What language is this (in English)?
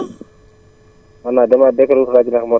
Wolof